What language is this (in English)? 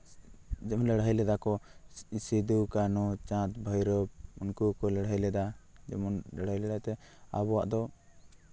Santali